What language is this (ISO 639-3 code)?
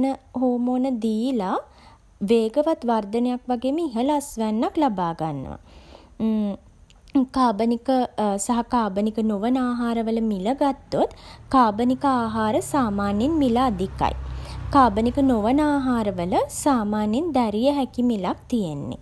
sin